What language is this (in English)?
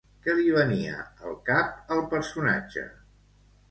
Catalan